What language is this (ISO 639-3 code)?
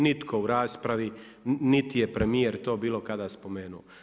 hrv